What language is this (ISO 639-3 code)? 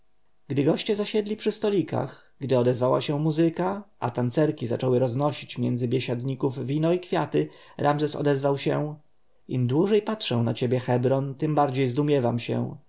pol